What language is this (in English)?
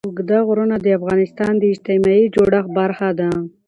Pashto